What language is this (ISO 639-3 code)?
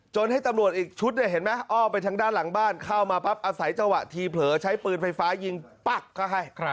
tha